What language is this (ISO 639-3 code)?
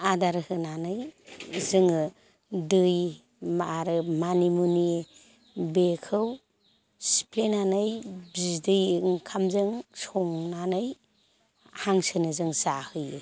brx